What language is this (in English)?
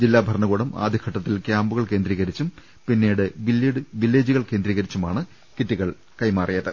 Malayalam